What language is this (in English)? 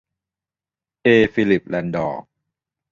Thai